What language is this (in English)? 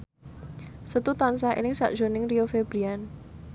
Javanese